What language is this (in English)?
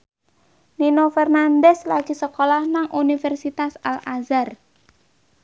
Javanese